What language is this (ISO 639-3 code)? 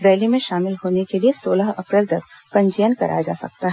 hin